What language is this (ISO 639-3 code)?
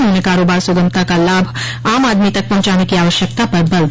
hin